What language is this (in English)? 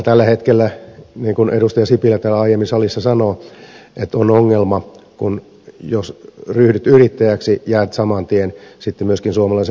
Finnish